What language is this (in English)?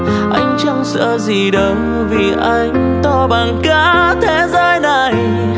Vietnamese